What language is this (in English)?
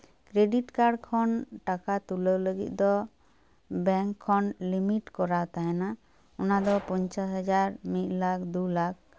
Santali